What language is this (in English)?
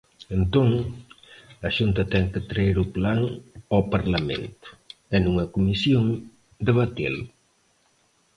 Galician